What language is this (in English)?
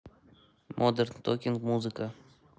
Russian